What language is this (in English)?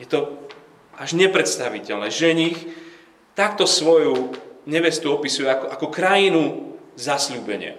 Slovak